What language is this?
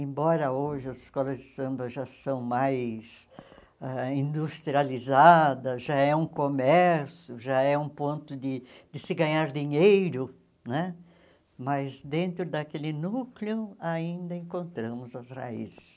Portuguese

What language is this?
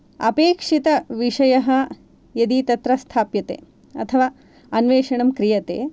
Sanskrit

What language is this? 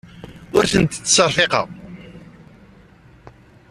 Kabyle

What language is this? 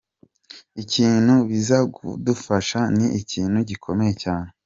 Kinyarwanda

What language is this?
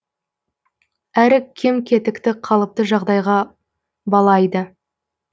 Kazakh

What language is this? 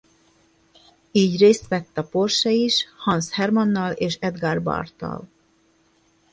Hungarian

